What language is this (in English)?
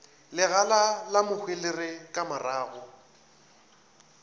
Northern Sotho